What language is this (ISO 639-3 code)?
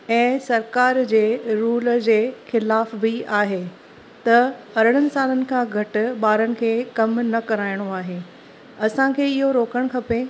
snd